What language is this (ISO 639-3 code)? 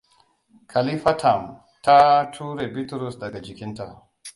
hau